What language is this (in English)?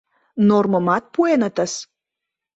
Mari